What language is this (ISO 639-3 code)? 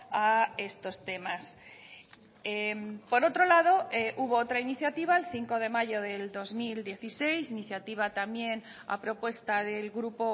spa